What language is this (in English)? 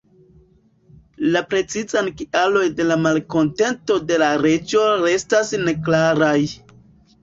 Esperanto